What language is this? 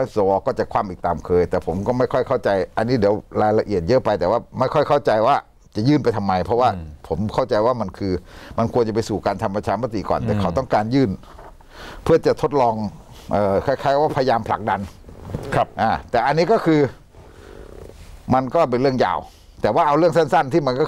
Thai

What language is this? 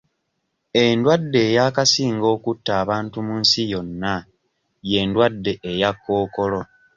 Ganda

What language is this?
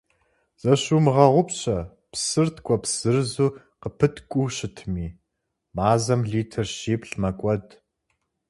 Kabardian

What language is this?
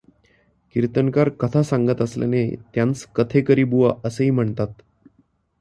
Marathi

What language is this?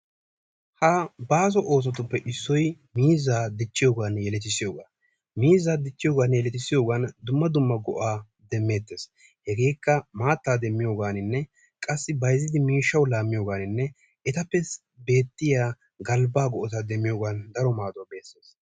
Wolaytta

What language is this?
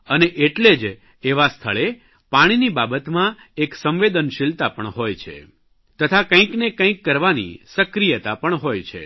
Gujarati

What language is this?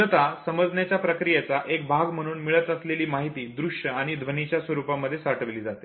Marathi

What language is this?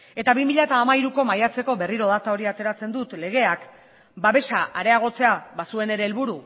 Basque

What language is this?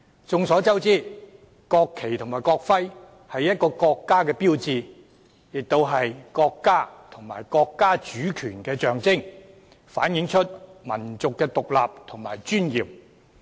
Cantonese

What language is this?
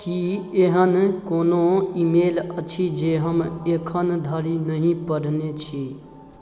Maithili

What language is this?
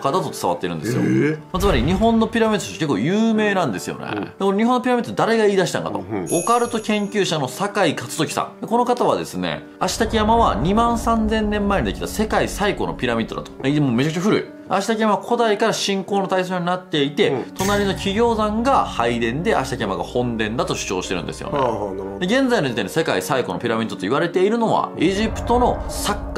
Japanese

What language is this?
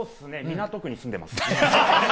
Japanese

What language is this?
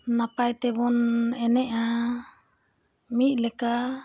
Santali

